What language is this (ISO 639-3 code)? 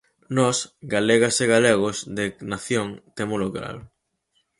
glg